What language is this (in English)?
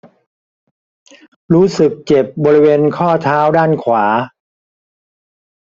Thai